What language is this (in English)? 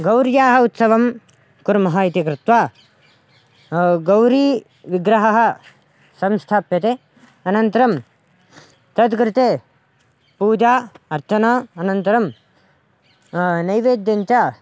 Sanskrit